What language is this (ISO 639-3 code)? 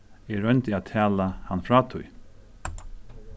fao